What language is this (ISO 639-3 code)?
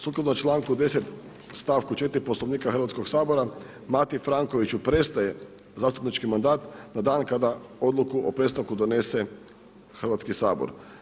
hrv